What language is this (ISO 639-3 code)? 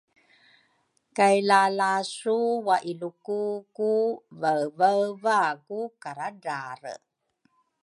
dru